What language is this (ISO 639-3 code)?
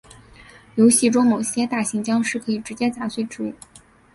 zho